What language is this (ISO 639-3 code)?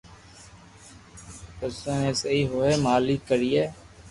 lrk